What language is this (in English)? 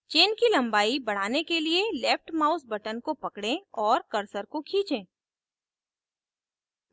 Hindi